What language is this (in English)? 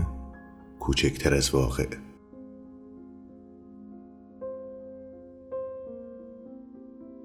Persian